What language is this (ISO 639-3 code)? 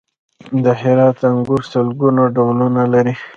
pus